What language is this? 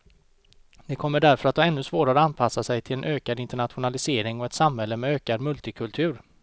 Swedish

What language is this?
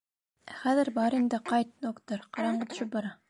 Bashkir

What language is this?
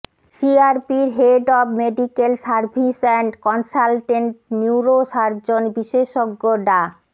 Bangla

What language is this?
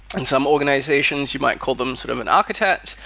English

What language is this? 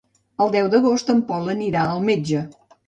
Catalan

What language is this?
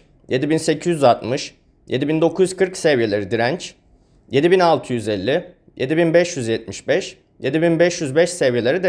Turkish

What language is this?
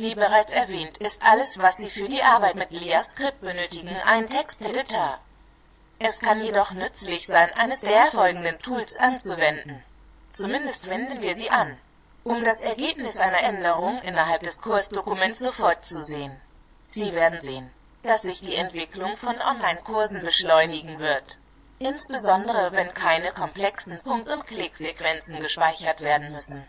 German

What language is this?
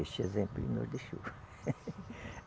Portuguese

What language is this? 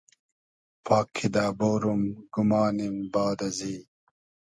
Hazaragi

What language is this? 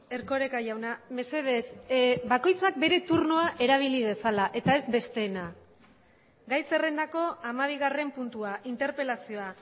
Basque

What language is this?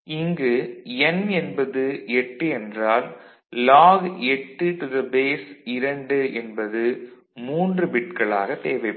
Tamil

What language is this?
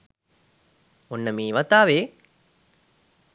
Sinhala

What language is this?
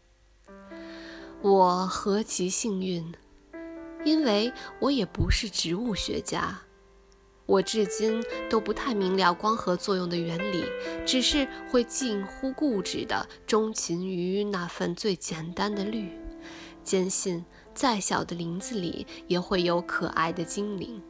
Chinese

